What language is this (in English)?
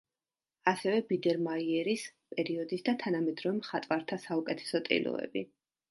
Georgian